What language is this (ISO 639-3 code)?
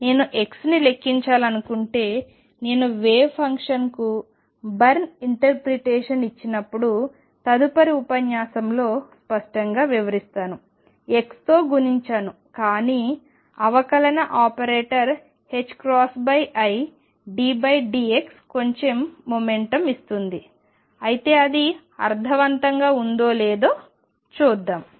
tel